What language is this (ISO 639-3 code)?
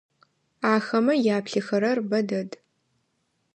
ady